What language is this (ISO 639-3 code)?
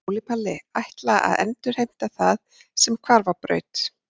isl